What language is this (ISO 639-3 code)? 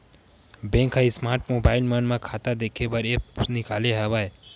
hne